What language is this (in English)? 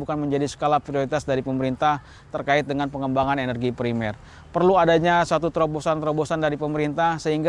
Indonesian